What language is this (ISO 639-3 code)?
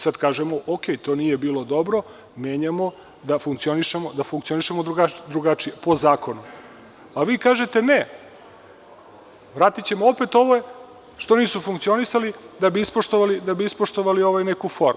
srp